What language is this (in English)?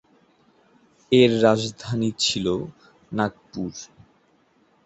Bangla